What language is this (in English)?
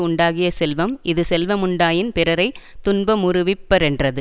Tamil